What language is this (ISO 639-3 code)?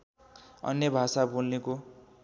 nep